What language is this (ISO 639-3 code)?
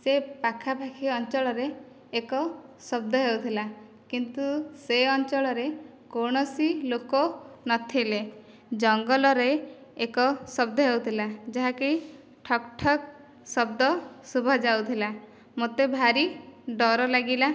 ori